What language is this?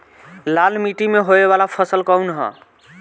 Bhojpuri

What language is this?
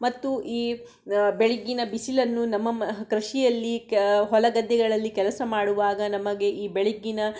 Kannada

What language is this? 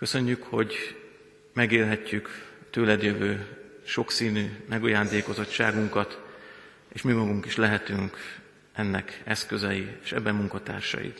Hungarian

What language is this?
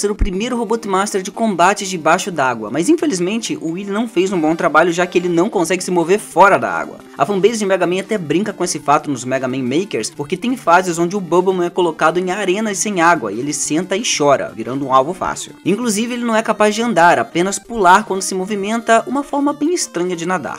Portuguese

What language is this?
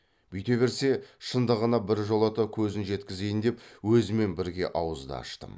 Kazakh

